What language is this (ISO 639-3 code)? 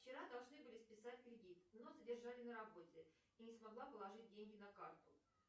rus